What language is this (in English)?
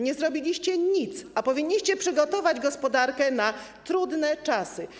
Polish